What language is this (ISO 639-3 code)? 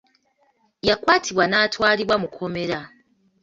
lug